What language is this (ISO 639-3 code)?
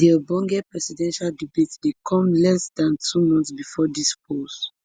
pcm